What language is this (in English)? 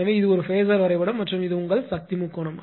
Tamil